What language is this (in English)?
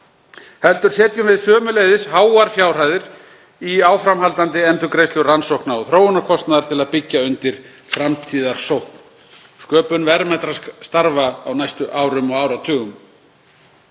Icelandic